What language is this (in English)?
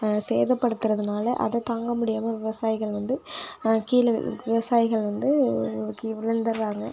Tamil